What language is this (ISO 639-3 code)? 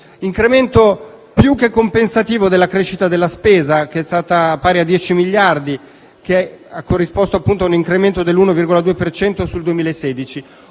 ita